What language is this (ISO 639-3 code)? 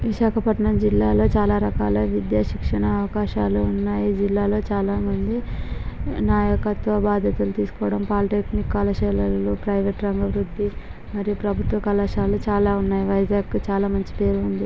tel